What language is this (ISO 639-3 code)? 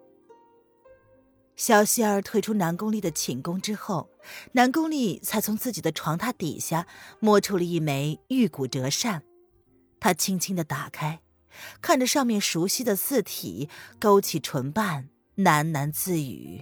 zho